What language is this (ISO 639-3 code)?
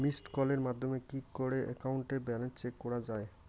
ben